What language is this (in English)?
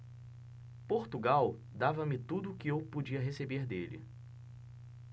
Portuguese